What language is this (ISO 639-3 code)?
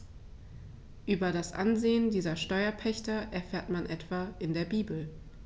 deu